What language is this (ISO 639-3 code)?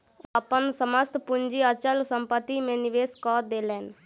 mai